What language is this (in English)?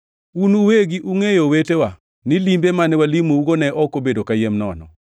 Luo (Kenya and Tanzania)